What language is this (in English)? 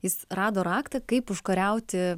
Lithuanian